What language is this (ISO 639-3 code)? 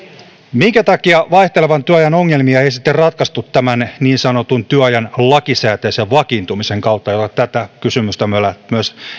fin